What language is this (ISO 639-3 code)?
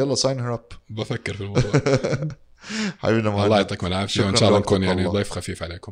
ara